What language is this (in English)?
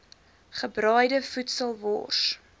Afrikaans